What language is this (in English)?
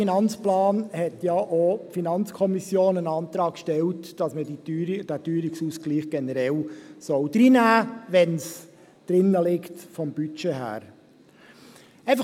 Swiss German